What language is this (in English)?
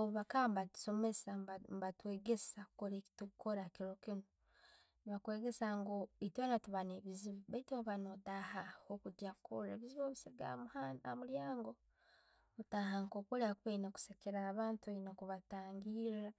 Tooro